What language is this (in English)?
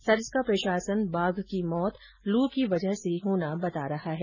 Hindi